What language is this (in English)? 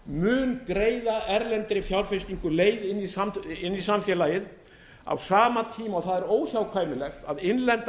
Icelandic